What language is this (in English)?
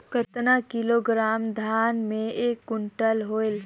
Chhattisgarhi